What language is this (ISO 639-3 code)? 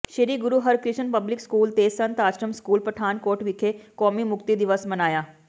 pan